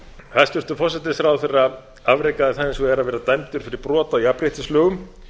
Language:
Icelandic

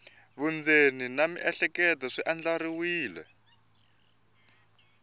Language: Tsonga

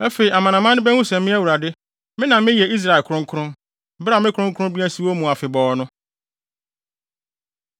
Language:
Akan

